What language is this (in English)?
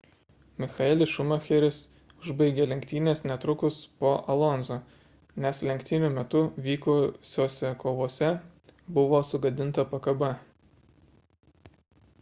Lithuanian